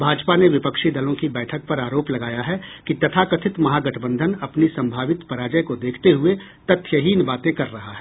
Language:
Hindi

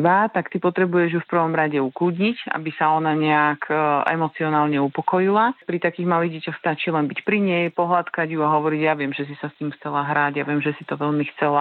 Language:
Slovak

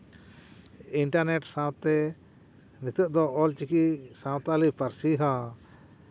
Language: Santali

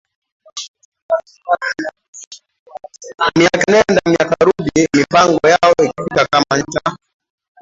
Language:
Swahili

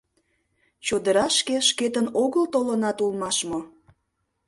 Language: Mari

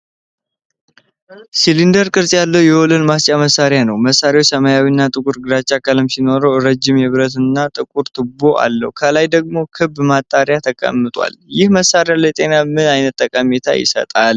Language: Amharic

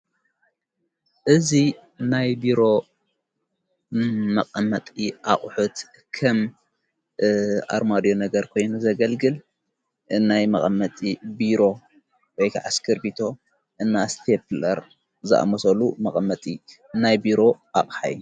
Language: Tigrinya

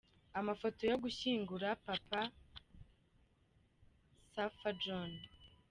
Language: Kinyarwanda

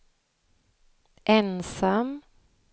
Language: Swedish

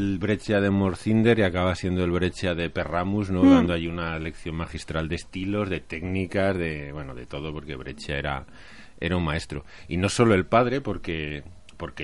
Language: Spanish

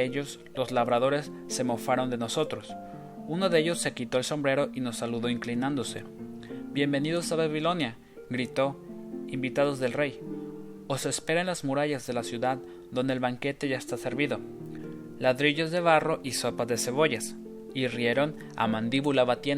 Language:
Spanish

